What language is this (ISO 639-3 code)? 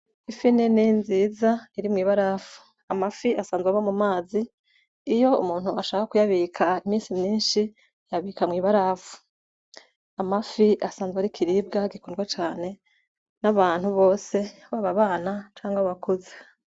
run